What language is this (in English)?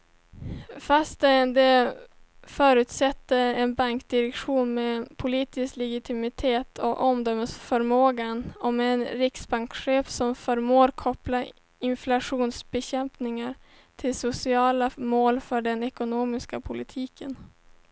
Swedish